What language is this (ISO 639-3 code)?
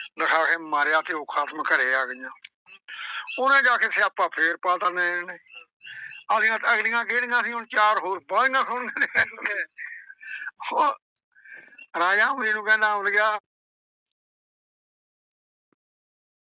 pan